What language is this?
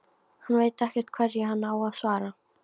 Icelandic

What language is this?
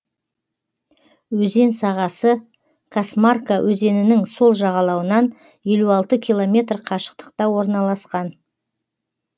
Kazakh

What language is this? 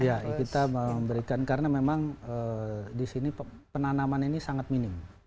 Indonesian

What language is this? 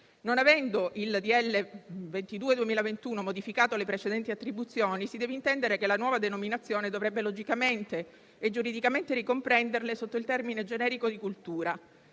Italian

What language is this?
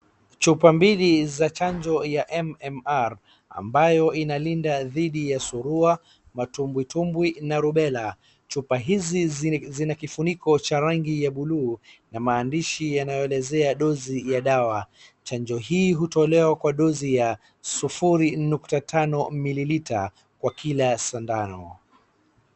Swahili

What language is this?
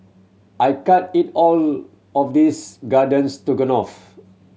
English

